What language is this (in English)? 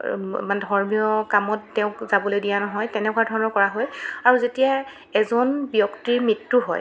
Assamese